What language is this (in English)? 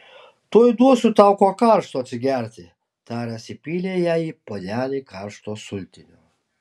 Lithuanian